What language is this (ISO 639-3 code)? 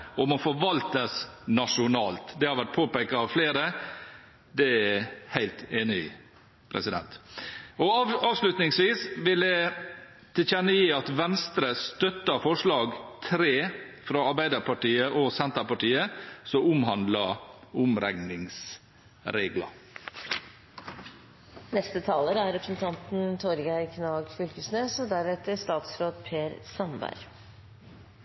nor